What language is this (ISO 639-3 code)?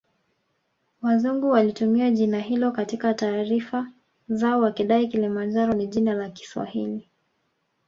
swa